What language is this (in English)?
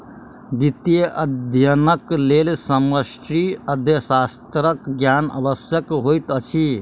Maithili